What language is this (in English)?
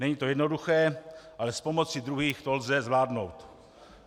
Czech